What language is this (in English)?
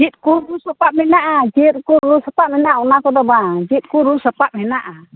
Santali